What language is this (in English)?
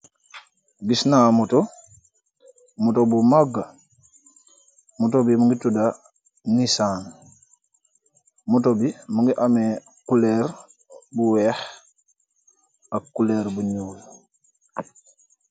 Wolof